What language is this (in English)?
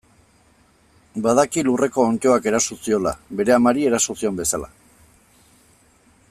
Basque